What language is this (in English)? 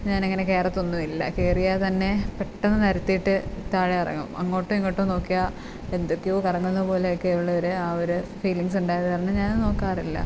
Malayalam